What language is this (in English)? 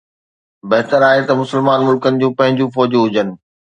Sindhi